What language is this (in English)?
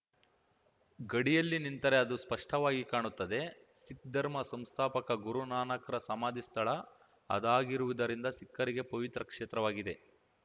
Kannada